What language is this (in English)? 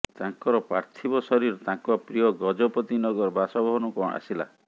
Odia